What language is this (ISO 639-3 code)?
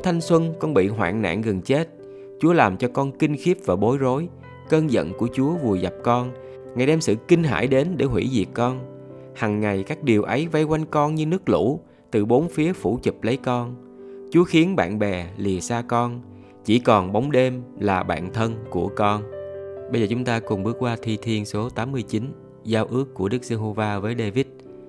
vie